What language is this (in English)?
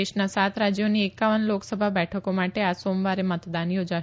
Gujarati